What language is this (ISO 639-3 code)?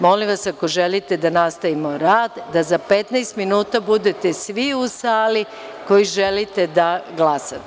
srp